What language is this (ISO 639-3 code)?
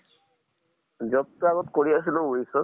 asm